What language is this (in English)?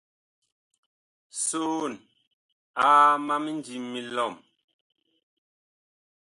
Bakoko